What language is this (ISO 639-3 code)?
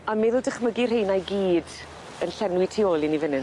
cym